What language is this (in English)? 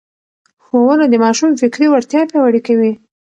Pashto